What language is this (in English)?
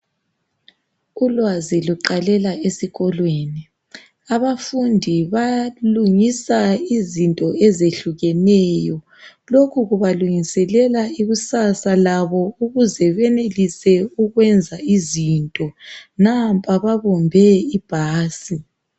North Ndebele